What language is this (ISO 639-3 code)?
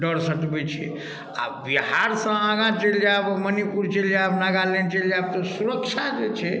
mai